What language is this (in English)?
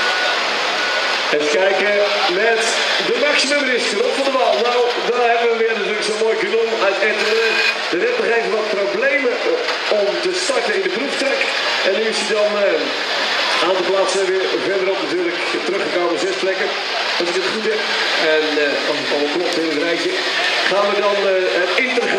Dutch